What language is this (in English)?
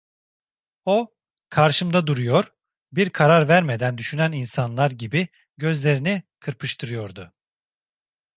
Turkish